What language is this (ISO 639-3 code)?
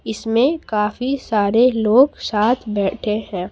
hin